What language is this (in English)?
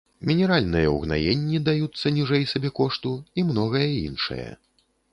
Belarusian